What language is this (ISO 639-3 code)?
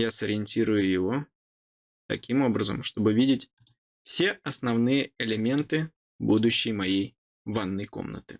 rus